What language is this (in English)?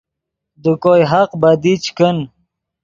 Yidgha